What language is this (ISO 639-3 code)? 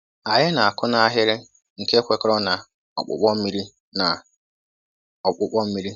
ibo